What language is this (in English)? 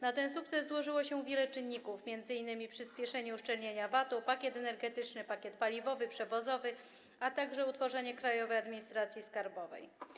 Polish